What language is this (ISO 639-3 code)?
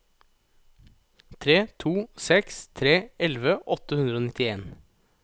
nor